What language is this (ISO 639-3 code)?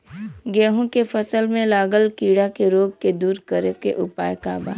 bho